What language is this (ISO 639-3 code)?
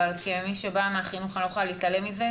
heb